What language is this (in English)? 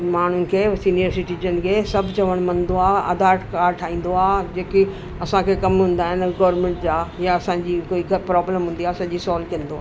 Sindhi